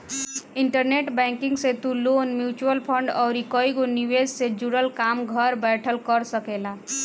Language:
Bhojpuri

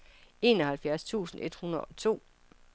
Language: Danish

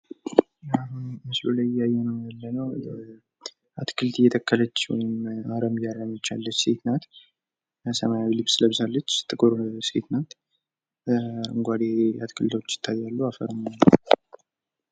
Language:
Amharic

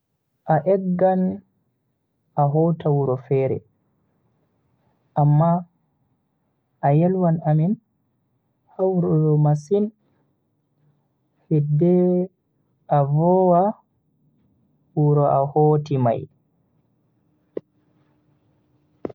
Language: Bagirmi Fulfulde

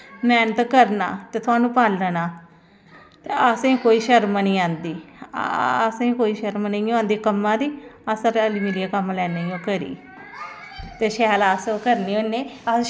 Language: Dogri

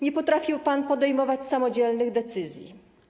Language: Polish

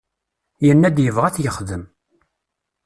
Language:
Kabyle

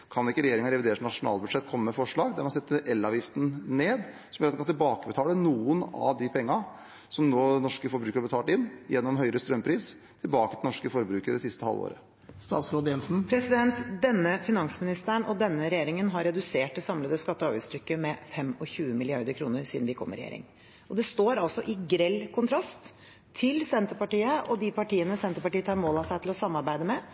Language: Norwegian Bokmål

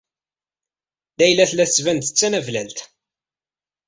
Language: Kabyle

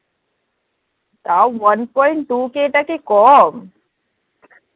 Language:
Bangla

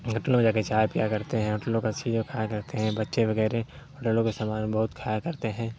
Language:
Urdu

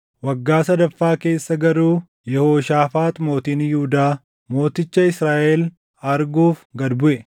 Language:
Oromo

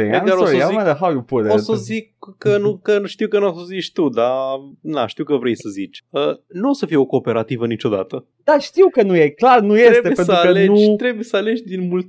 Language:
Romanian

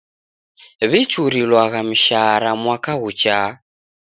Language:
Taita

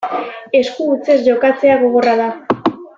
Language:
Basque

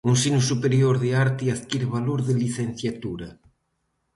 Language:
Galician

